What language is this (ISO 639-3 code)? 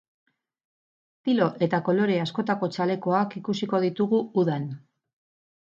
eus